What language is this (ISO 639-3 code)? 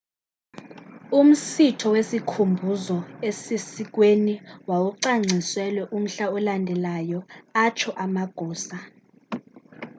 xho